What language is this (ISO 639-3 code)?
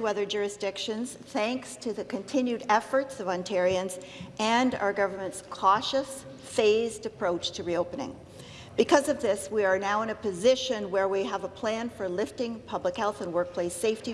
eng